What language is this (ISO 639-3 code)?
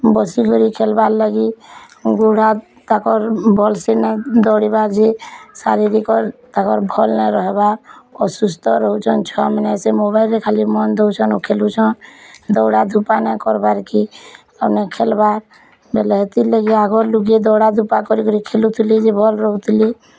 ori